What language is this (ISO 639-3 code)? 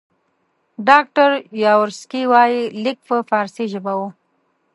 pus